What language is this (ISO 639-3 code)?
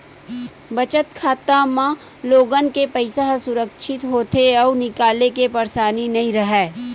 hne